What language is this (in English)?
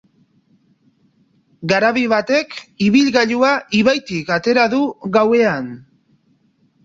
Basque